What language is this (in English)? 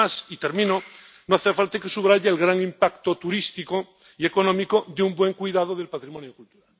Spanish